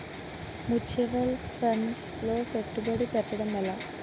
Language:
Telugu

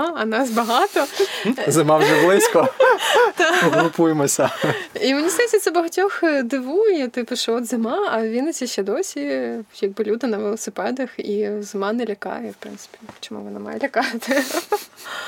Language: Ukrainian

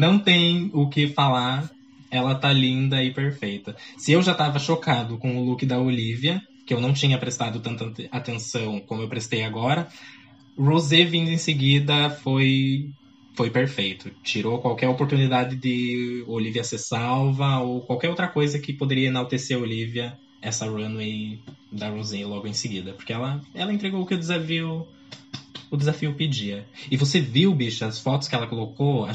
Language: Portuguese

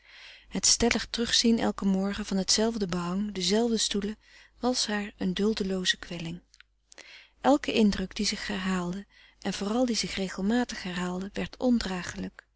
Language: Dutch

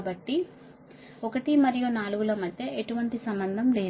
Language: Telugu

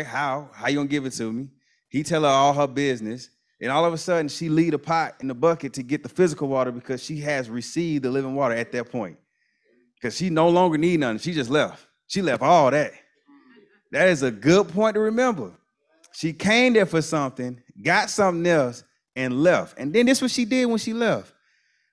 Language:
English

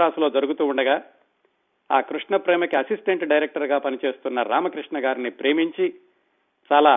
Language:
Telugu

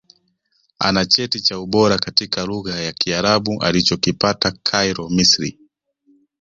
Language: Swahili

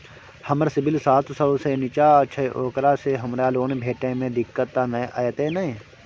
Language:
Maithili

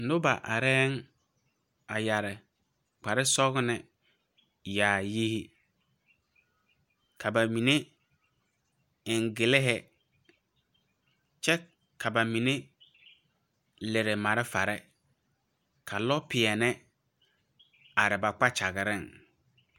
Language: Southern Dagaare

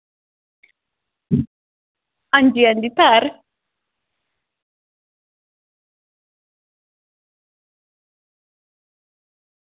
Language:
Dogri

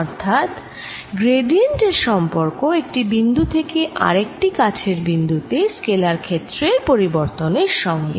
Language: Bangla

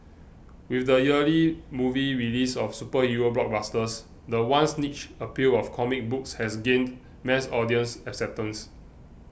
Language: English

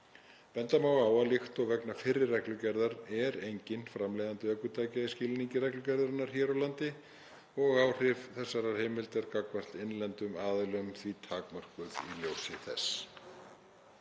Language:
Icelandic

